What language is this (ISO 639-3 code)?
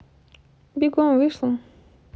rus